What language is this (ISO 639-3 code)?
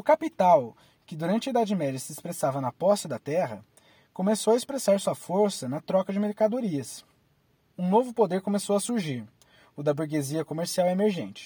por